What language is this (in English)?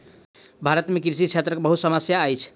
Maithili